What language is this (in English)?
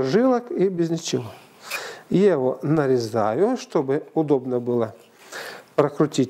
Russian